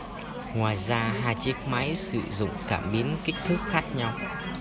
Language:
Vietnamese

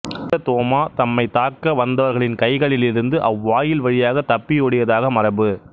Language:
Tamil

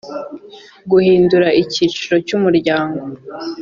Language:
Kinyarwanda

